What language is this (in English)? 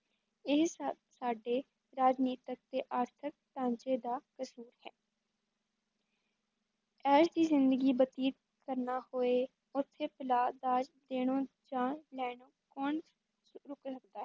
Punjabi